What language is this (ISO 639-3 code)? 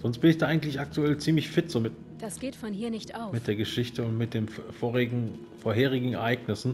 deu